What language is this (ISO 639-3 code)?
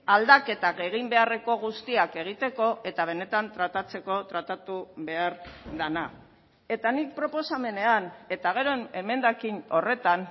eus